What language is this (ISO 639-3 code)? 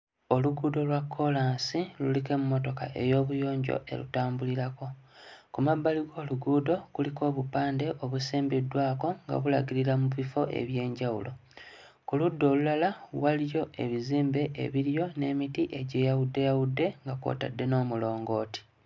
lug